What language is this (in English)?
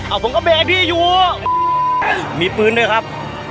Thai